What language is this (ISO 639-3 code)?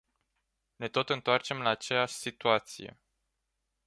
ron